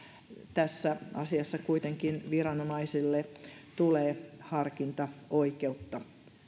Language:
Finnish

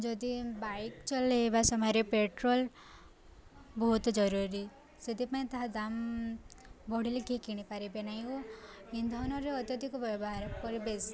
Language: Odia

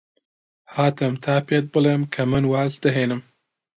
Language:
Central Kurdish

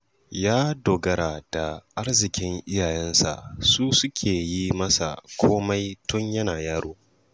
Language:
Hausa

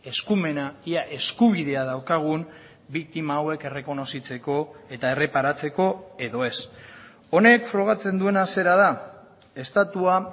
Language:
Basque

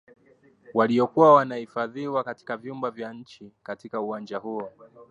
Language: Swahili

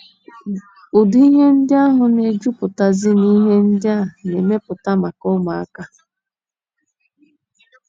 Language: Igbo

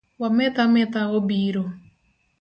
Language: Luo (Kenya and Tanzania)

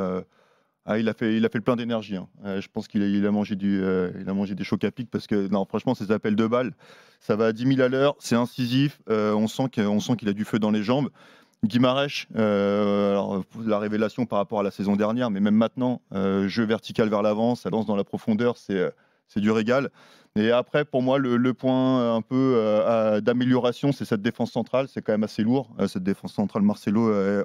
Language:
French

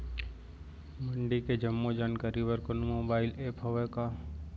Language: Chhattisgarhi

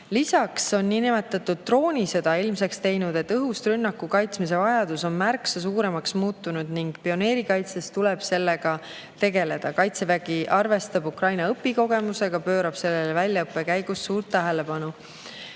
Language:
Estonian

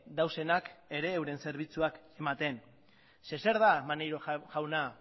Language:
Basque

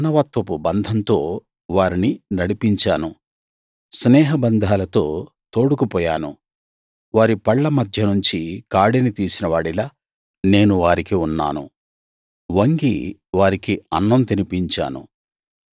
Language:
Telugu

